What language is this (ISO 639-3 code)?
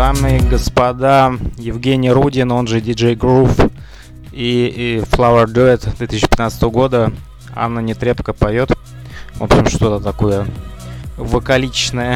rus